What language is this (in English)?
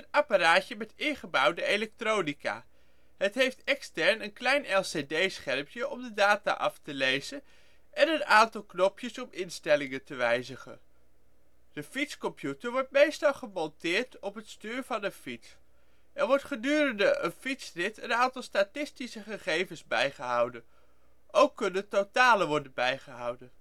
Dutch